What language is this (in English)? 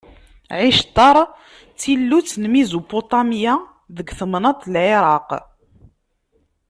Kabyle